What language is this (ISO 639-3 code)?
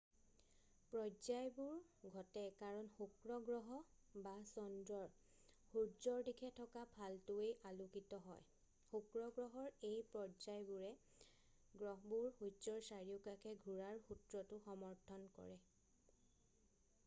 asm